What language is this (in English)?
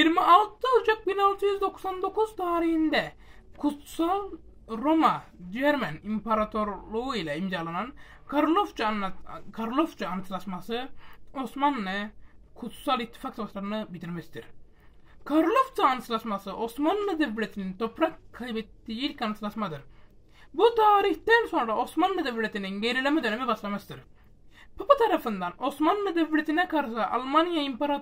Turkish